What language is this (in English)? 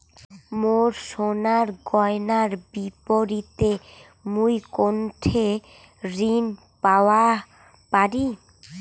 Bangla